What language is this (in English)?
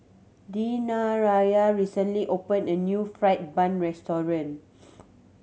English